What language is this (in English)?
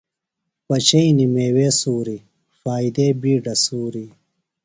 Phalura